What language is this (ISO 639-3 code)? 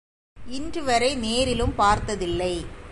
tam